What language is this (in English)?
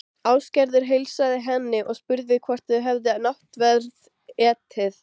Icelandic